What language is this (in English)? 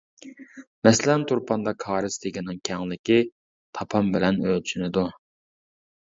Uyghur